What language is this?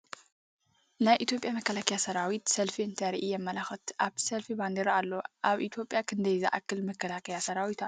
Tigrinya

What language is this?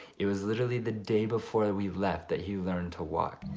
English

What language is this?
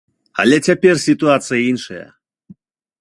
Belarusian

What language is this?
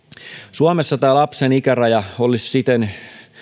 Finnish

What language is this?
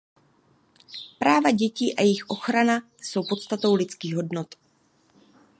Czech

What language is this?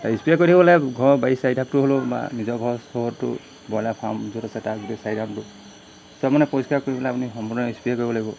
Assamese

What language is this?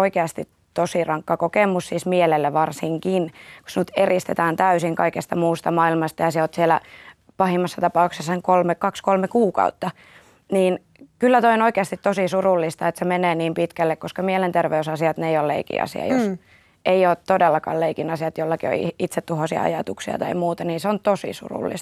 Finnish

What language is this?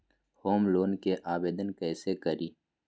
Magahi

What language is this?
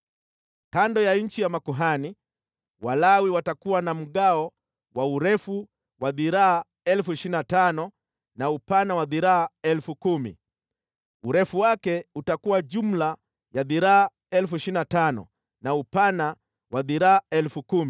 Swahili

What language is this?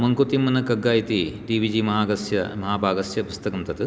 Sanskrit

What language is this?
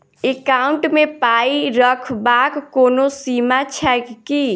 Maithili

